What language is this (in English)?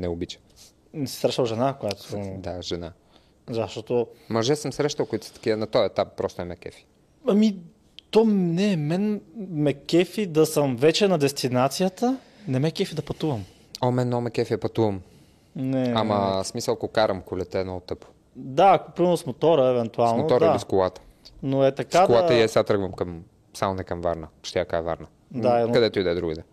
Bulgarian